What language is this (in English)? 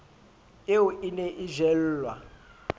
Southern Sotho